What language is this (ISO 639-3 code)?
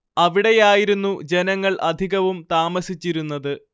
mal